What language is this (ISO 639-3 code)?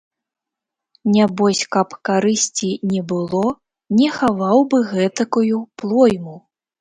bel